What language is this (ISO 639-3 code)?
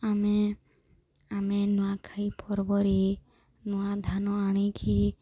ori